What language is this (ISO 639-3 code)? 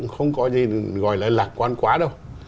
vie